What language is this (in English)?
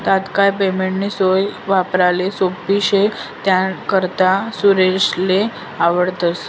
Marathi